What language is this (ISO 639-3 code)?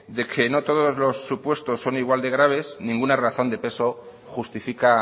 spa